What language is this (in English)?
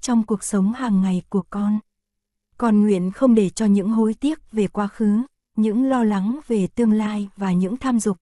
Vietnamese